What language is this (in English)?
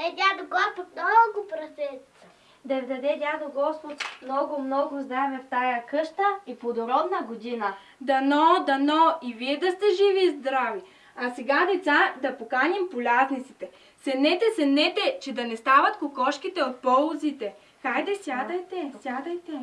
Bulgarian